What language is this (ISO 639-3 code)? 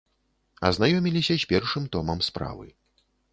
bel